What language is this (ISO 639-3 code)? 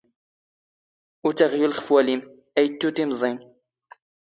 zgh